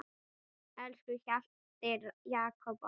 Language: Icelandic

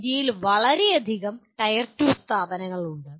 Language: Malayalam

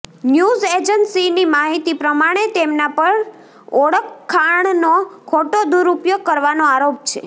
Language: Gujarati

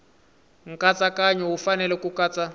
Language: Tsonga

